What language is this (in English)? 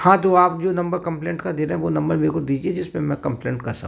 Hindi